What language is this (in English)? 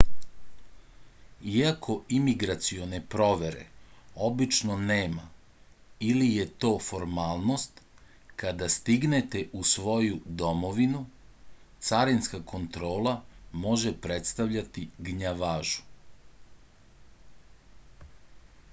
Serbian